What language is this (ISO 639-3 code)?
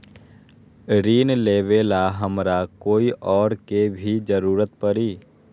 mag